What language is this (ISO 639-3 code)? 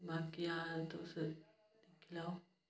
doi